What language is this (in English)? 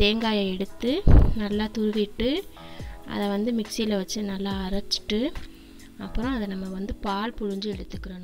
Indonesian